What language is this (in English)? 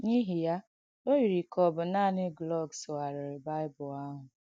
Igbo